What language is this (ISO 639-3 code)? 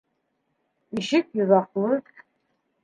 bak